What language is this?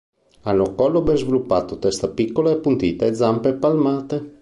Italian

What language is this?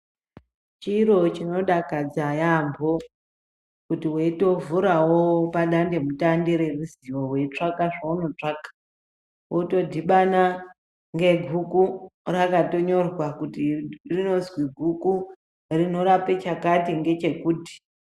Ndau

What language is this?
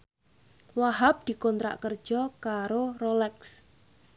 Javanese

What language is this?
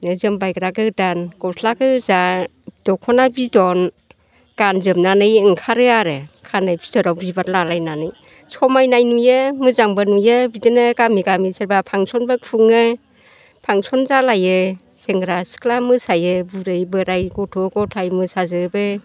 Bodo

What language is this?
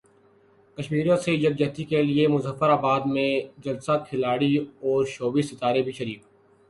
Urdu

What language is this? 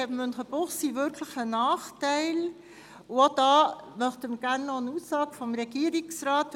Swiss German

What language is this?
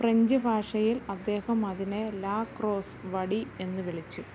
Malayalam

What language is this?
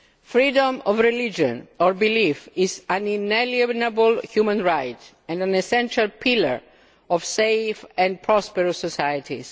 English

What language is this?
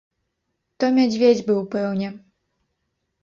Belarusian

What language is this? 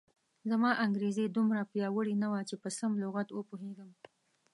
Pashto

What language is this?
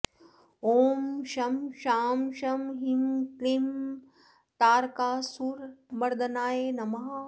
Sanskrit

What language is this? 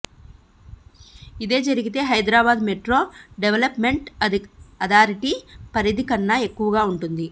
Telugu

